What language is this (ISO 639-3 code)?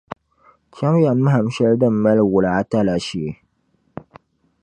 dag